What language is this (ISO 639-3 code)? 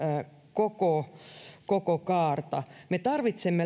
fin